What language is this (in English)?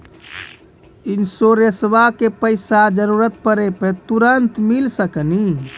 Maithili